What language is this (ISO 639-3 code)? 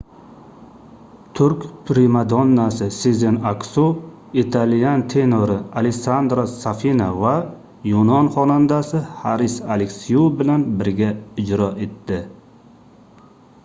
uzb